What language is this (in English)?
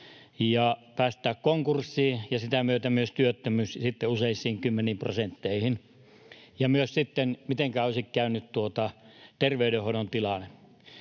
Finnish